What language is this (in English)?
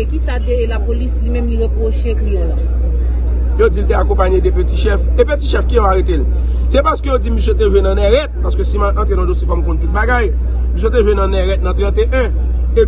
French